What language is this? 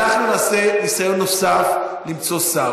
Hebrew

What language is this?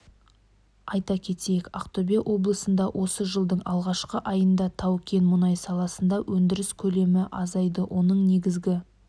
Kazakh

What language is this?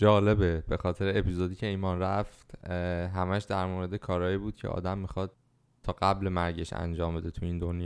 Persian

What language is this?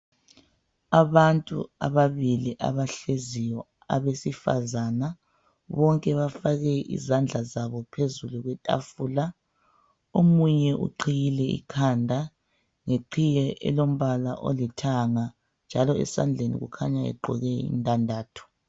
North Ndebele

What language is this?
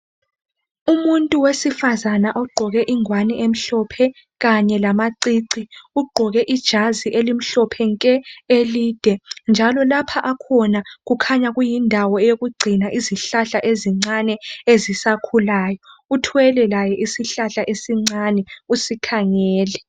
North Ndebele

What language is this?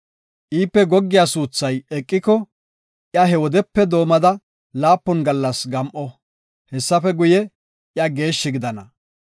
Gofa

